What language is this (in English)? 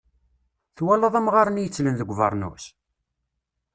Kabyle